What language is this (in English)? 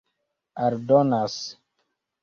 Esperanto